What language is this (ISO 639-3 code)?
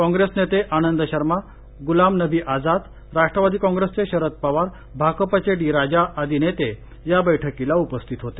mar